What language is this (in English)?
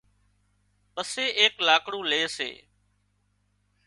Wadiyara Koli